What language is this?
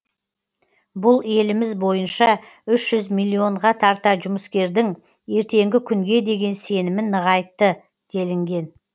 Kazakh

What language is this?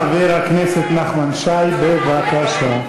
Hebrew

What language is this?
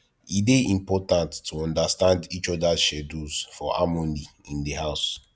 Nigerian Pidgin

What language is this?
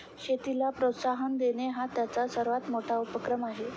Marathi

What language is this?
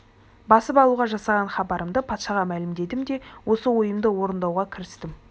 Kazakh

